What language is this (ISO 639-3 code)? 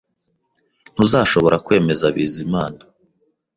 kin